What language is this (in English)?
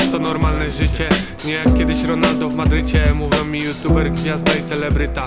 Polish